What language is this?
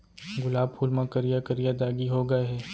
Chhattisgarhi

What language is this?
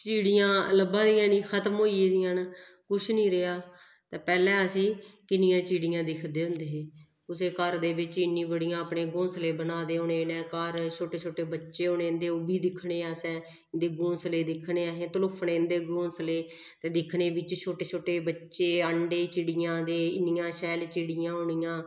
Dogri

